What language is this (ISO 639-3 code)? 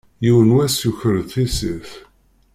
kab